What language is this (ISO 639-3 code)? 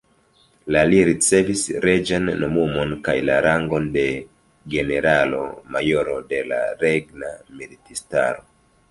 epo